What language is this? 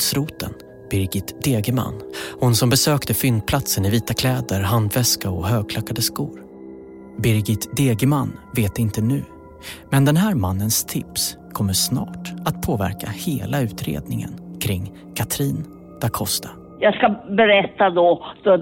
Swedish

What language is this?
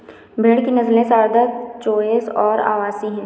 Hindi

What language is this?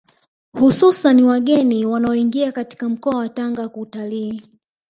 Swahili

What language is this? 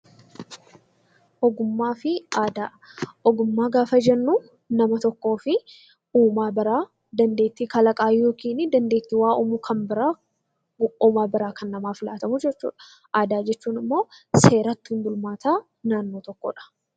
Oromo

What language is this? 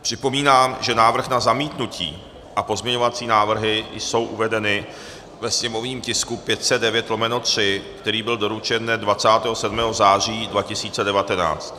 Czech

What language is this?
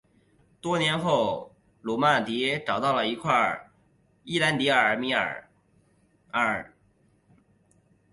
Chinese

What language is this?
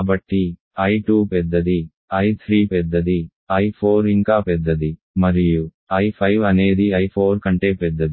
Telugu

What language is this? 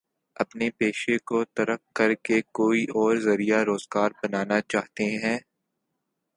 Urdu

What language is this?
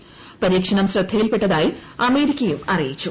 Malayalam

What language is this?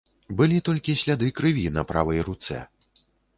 Belarusian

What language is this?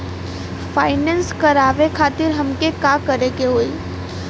Bhojpuri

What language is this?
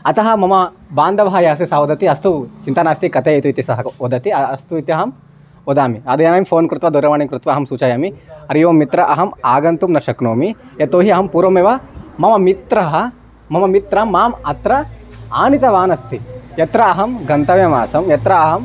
Sanskrit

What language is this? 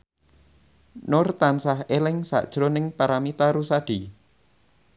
Javanese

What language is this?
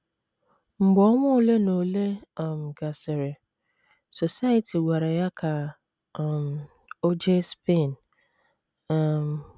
Igbo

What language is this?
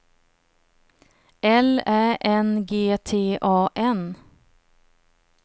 Swedish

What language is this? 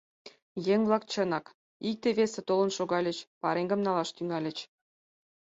Mari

